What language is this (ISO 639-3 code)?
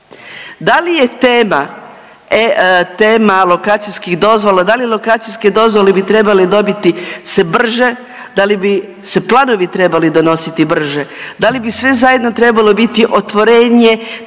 hrv